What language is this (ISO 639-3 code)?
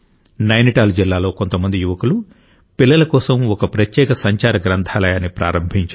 tel